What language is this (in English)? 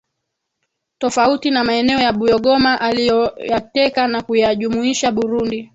Swahili